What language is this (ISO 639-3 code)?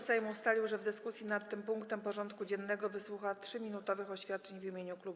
pol